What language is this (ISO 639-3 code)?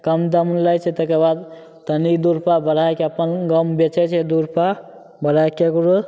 mai